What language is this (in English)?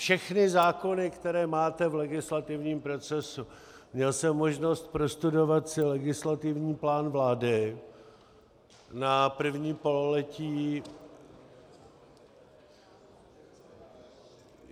Czech